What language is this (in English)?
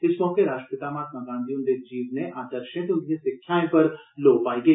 Dogri